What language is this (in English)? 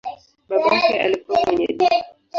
Swahili